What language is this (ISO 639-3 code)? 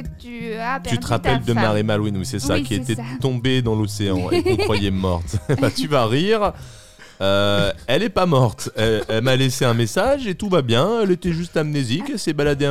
fra